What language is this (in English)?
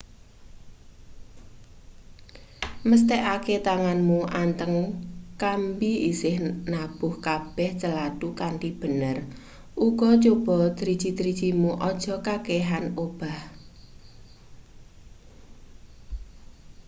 Javanese